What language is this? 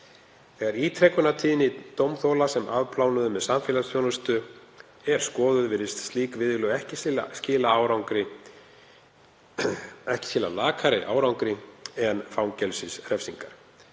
Icelandic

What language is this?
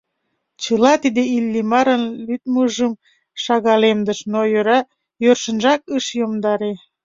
Mari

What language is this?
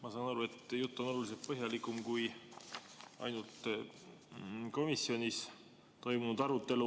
Estonian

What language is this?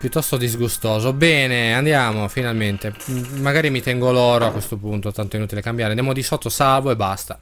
Italian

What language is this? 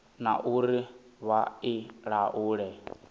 Venda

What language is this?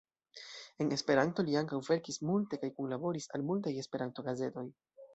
Esperanto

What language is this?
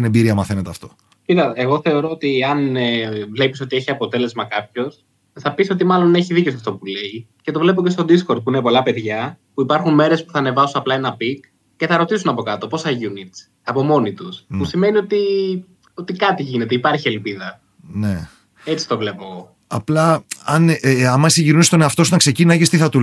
Greek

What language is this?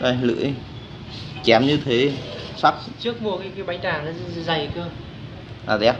Vietnamese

